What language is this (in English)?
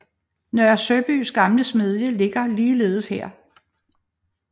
Danish